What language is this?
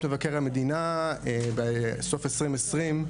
Hebrew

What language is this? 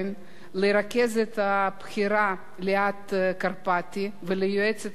Hebrew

